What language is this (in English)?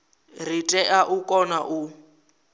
Venda